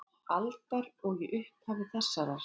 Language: Icelandic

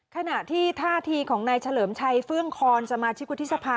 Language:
Thai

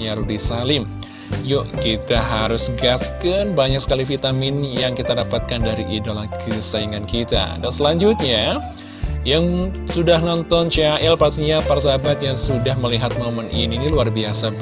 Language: Indonesian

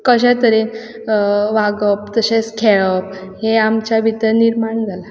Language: Konkani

